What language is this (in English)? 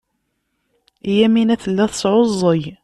Kabyle